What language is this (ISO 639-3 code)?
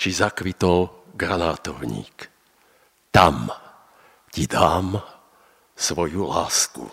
slk